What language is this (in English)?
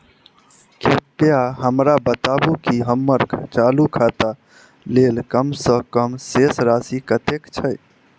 Maithili